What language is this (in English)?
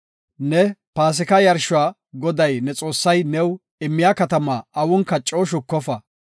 Gofa